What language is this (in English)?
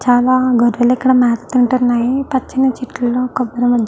Telugu